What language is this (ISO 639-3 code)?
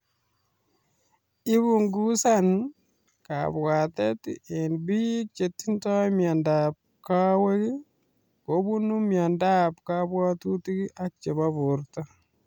kln